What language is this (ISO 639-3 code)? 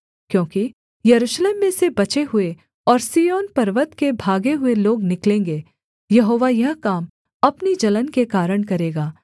hin